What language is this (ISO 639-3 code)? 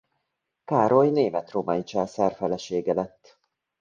hun